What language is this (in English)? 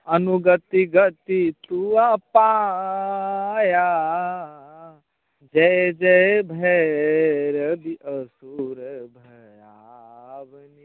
Maithili